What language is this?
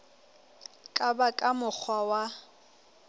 Southern Sotho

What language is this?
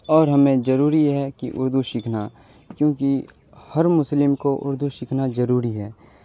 Urdu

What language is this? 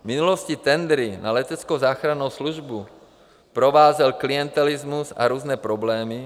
Czech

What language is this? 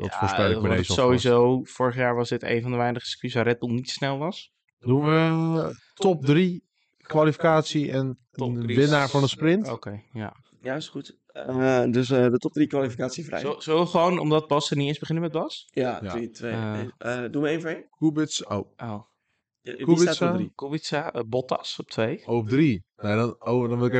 Dutch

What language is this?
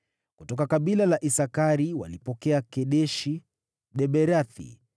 Swahili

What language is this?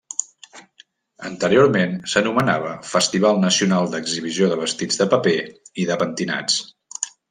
Catalan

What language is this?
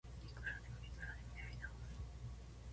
Japanese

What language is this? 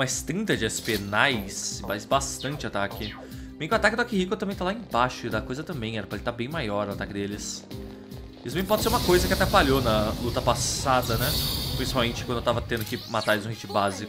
Portuguese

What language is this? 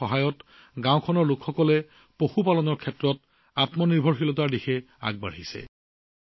Assamese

